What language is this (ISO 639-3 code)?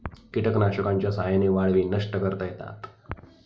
mar